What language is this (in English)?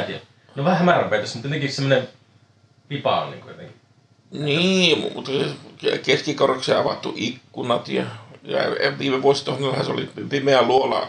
Finnish